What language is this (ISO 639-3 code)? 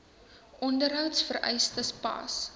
afr